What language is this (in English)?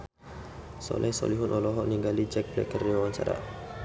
Sundanese